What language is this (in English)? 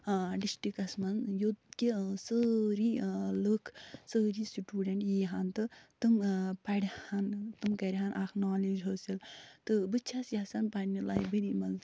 Kashmiri